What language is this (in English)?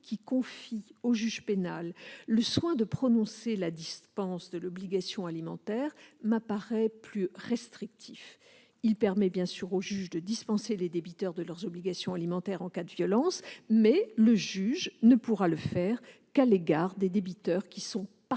French